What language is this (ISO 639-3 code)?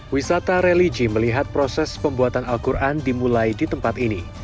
ind